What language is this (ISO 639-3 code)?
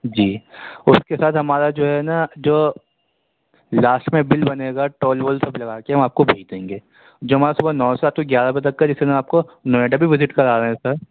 urd